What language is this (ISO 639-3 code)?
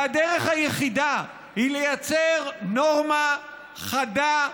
heb